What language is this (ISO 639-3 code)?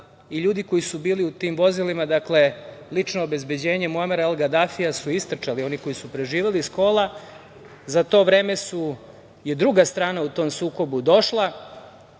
srp